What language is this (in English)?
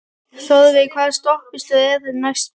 Icelandic